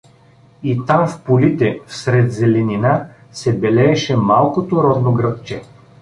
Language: Bulgarian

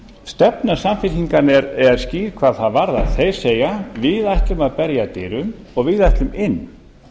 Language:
Icelandic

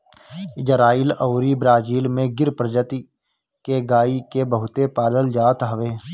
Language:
Bhojpuri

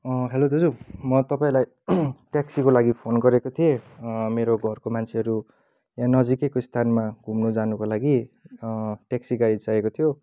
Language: Nepali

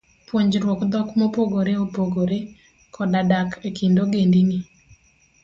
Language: Luo (Kenya and Tanzania)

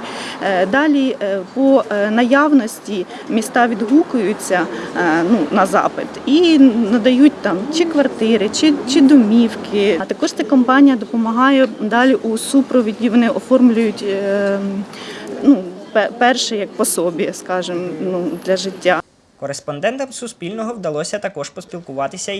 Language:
Ukrainian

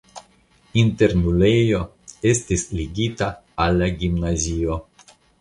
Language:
Esperanto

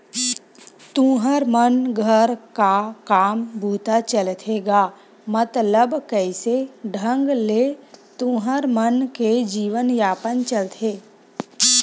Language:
Chhattisgarhi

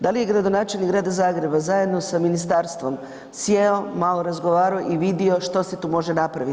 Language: Croatian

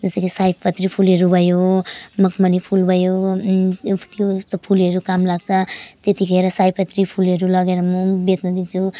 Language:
Nepali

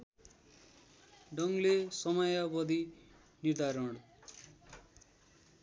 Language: Nepali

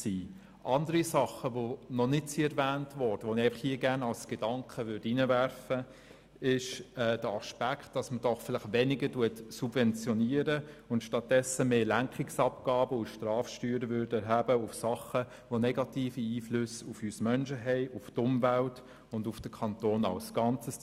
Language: Swiss German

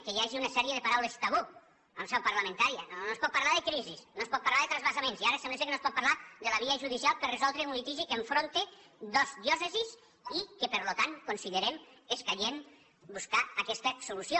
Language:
Catalan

